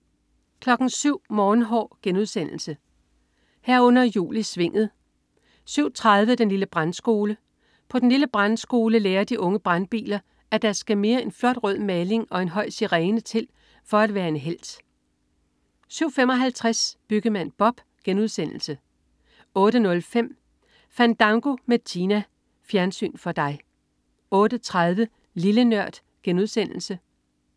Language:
Danish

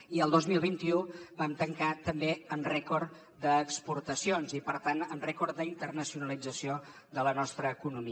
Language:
Catalan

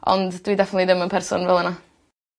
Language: Welsh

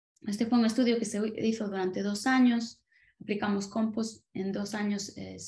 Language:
Spanish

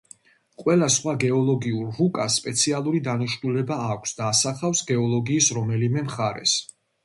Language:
Georgian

